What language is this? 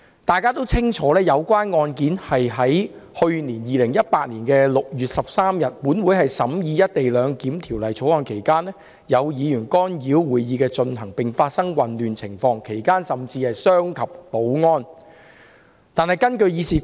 Cantonese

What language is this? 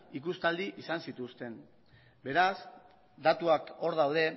Basque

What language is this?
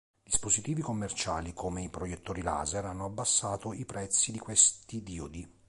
Italian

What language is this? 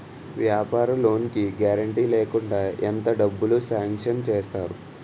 Telugu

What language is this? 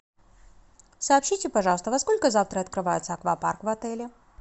Russian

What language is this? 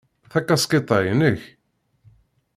Kabyle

